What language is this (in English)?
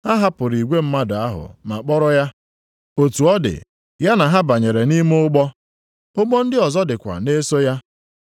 Igbo